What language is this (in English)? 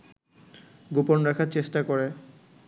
Bangla